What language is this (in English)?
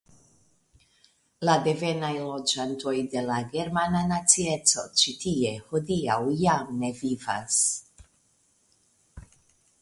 Esperanto